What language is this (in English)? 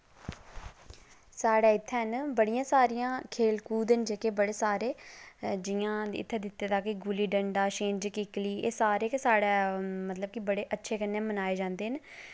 Dogri